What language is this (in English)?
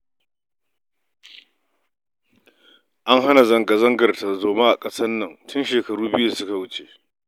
Hausa